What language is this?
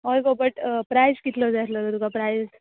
Konkani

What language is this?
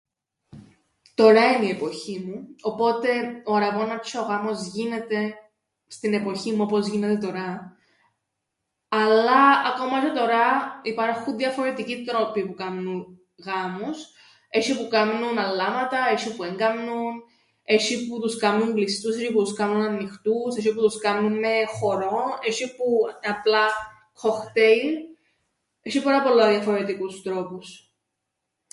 Greek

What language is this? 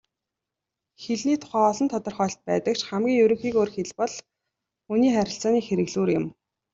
Mongolian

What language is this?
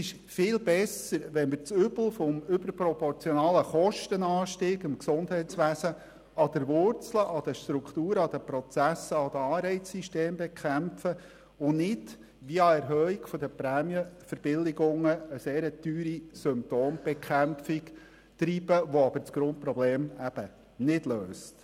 Swiss German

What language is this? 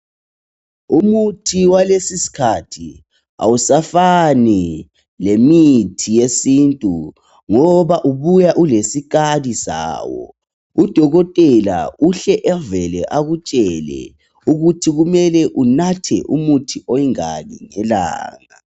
North Ndebele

